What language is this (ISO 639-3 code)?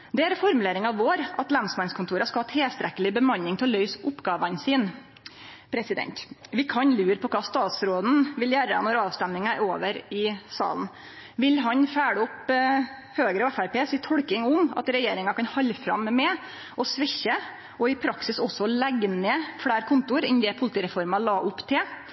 nno